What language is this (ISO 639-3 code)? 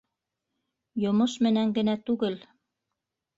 bak